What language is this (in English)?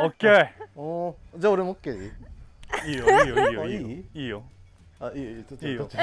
Japanese